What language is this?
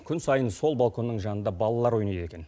Kazakh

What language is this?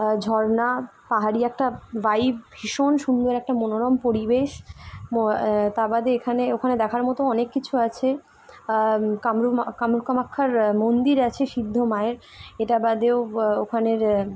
Bangla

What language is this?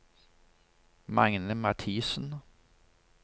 Norwegian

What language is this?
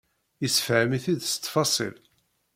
Kabyle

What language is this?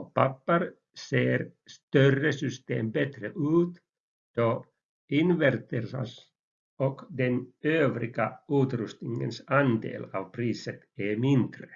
Swedish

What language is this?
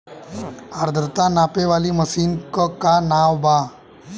Bhojpuri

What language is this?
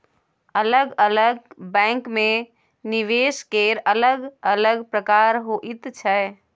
Maithili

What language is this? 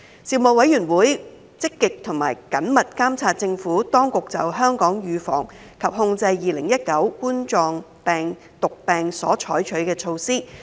Cantonese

